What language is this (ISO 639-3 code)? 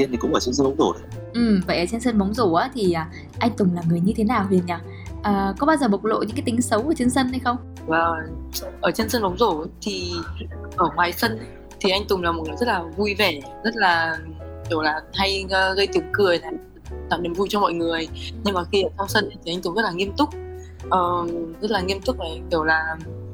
vie